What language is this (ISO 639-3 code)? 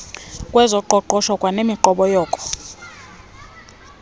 xho